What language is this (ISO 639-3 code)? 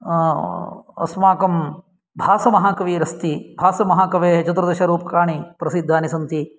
san